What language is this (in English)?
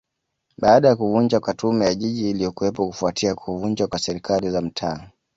Swahili